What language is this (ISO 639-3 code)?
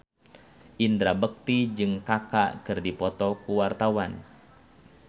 sun